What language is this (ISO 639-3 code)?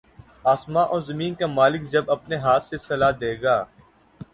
urd